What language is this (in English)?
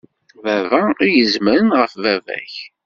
Kabyle